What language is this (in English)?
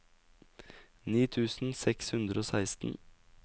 Norwegian